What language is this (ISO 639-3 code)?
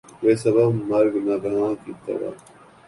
urd